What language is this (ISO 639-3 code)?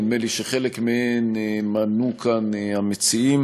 heb